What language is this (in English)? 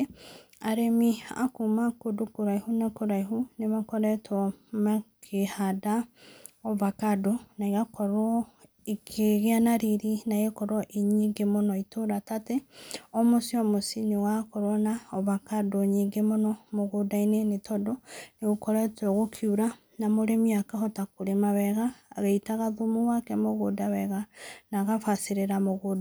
Kikuyu